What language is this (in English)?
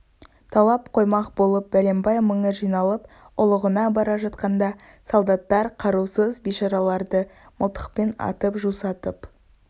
Kazakh